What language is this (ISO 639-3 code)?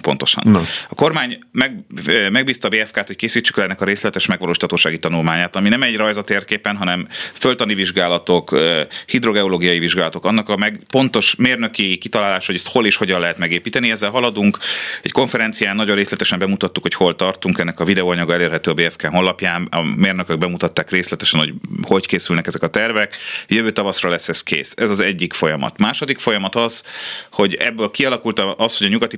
hun